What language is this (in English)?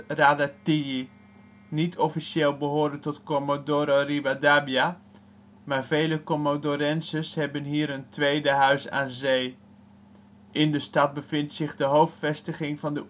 Dutch